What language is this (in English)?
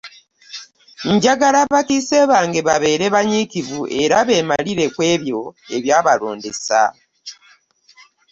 Ganda